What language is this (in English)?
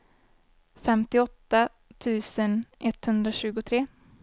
Swedish